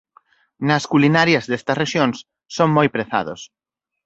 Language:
Galician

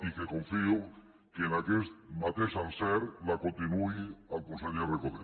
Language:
Catalan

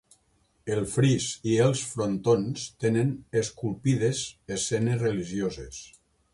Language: Catalan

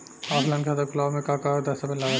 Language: Bhojpuri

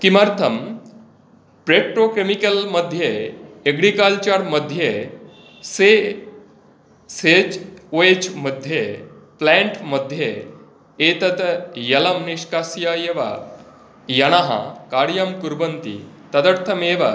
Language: Sanskrit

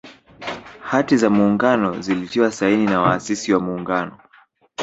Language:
Swahili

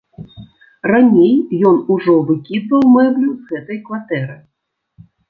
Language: Belarusian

